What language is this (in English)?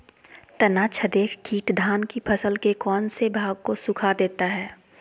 Magahi